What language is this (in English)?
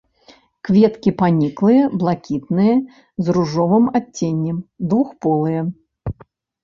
Belarusian